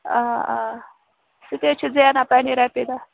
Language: Kashmiri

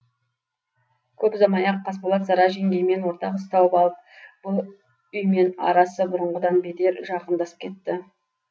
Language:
Kazakh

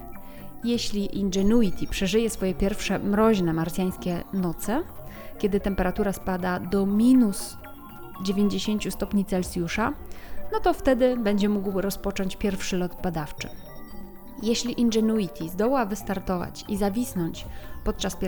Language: Polish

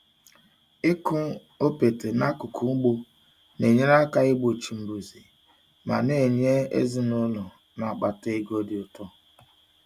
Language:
Igbo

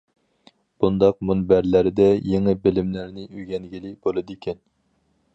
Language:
Uyghur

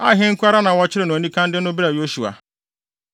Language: Akan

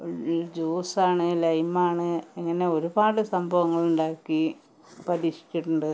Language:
Malayalam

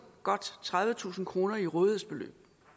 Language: Danish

